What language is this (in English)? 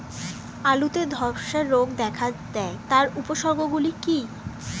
Bangla